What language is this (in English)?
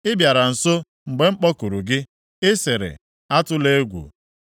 Igbo